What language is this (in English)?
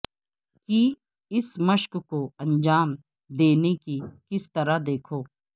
Urdu